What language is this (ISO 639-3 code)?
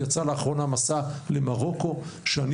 heb